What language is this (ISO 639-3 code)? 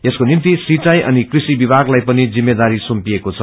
nep